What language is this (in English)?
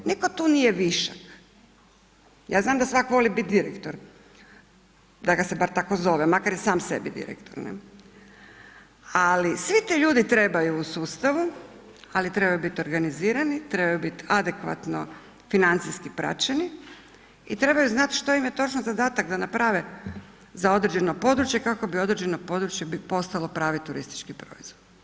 Croatian